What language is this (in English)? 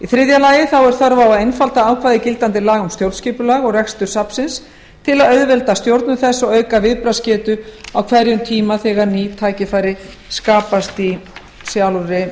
Icelandic